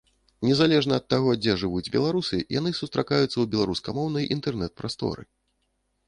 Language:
Belarusian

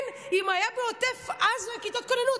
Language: Hebrew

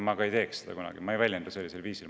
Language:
Estonian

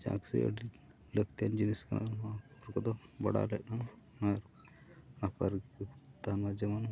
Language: Santali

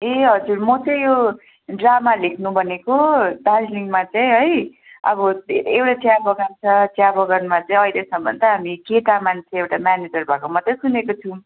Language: Nepali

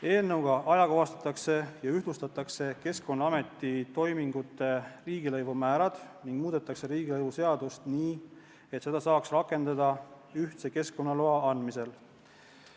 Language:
Estonian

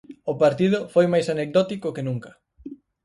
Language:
Galician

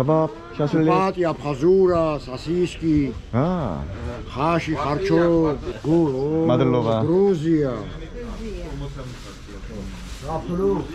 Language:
Korean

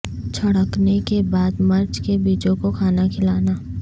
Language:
Urdu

